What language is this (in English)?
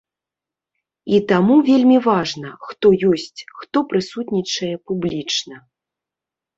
Belarusian